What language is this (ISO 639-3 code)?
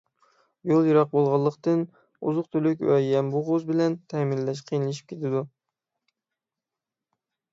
uig